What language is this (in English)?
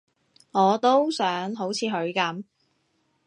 Cantonese